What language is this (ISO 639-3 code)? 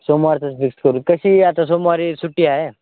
mar